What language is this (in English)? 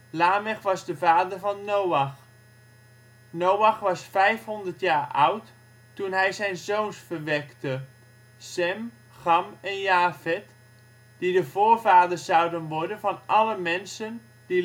Dutch